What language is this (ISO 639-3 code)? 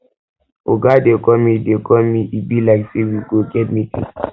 pcm